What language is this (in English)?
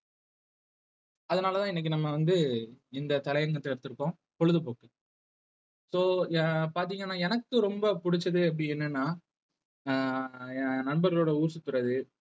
Tamil